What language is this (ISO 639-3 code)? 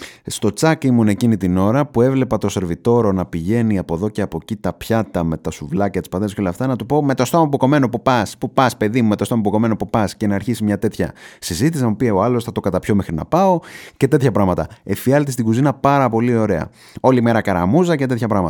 ell